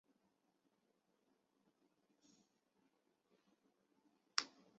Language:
Chinese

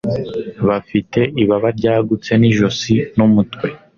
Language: Kinyarwanda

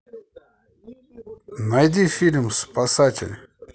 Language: Russian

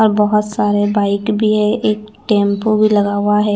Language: Hindi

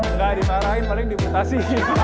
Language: Indonesian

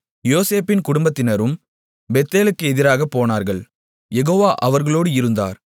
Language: Tamil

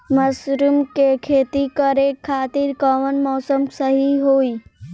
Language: Bhojpuri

